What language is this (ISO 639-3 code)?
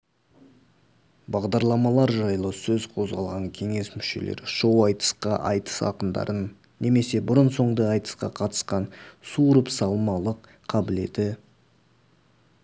kaz